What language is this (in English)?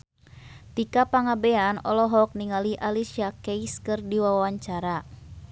Sundanese